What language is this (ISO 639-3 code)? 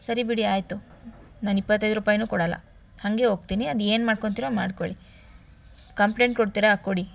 kan